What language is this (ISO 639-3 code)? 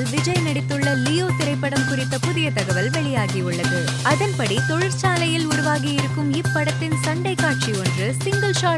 tam